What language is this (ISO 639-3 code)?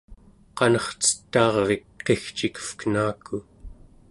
esu